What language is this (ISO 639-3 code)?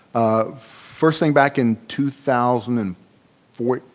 eng